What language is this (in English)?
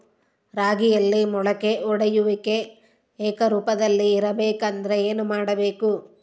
Kannada